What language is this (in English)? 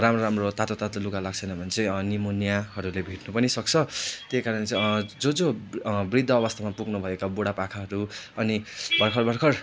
Nepali